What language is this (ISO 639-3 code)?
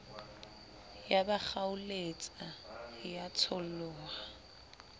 sot